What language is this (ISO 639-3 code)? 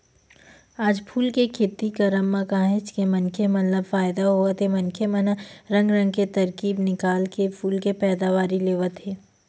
hne